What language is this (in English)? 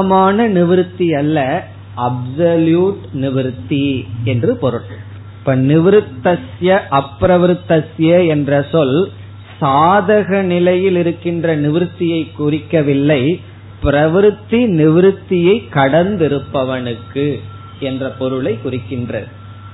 Tamil